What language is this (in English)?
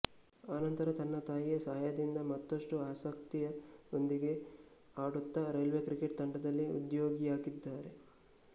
Kannada